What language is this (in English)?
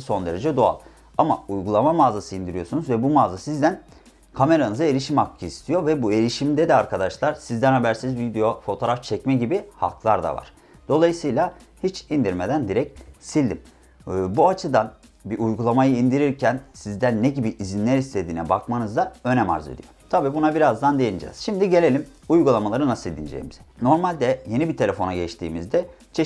Turkish